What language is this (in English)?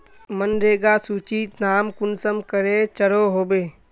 Magahi